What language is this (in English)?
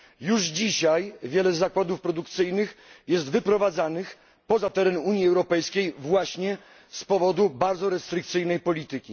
Polish